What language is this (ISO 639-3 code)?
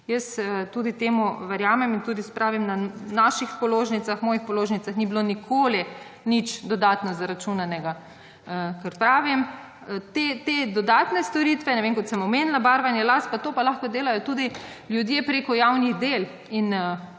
slv